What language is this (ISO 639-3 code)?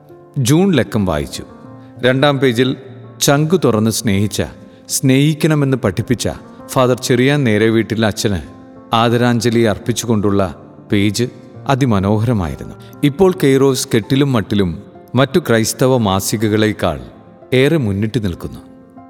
mal